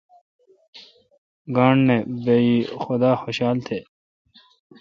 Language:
Kalkoti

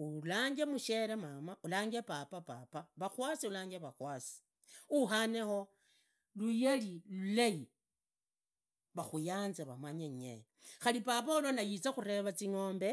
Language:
Idakho-Isukha-Tiriki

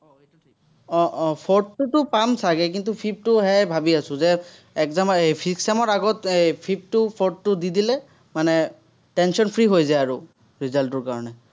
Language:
Assamese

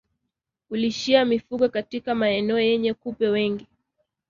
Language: Swahili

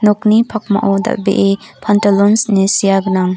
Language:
Garo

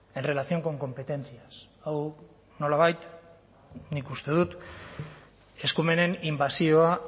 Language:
Basque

